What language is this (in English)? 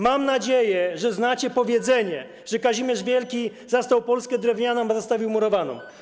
Polish